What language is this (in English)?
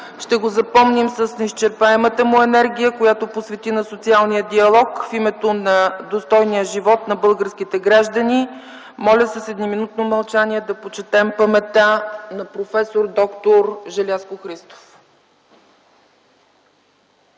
Bulgarian